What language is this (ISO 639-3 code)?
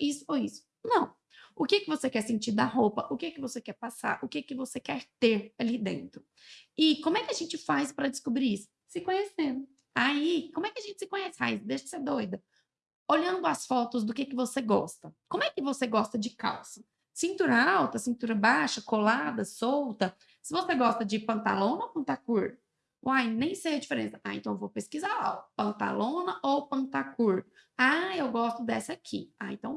por